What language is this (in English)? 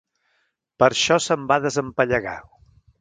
Catalan